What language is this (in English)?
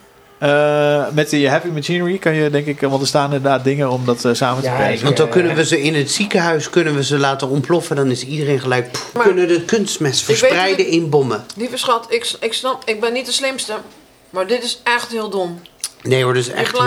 Dutch